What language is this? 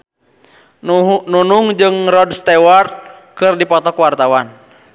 Sundanese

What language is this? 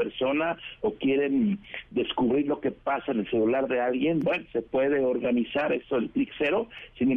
Spanish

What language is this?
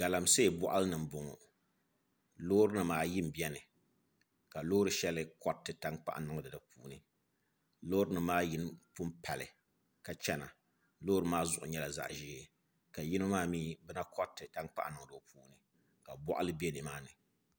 Dagbani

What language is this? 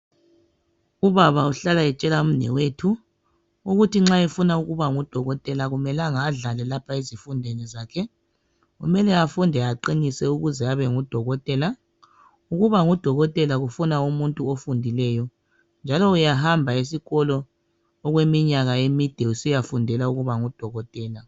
North Ndebele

